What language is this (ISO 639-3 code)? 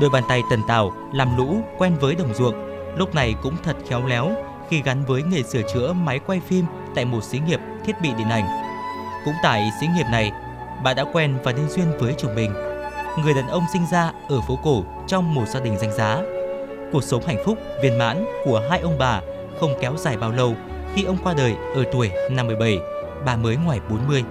vie